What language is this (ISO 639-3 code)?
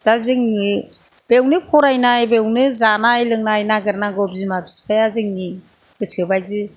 brx